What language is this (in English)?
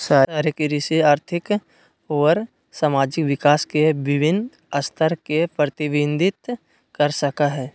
Magahi